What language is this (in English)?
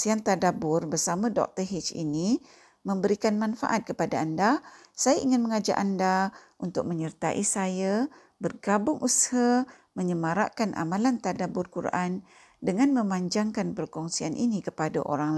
Malay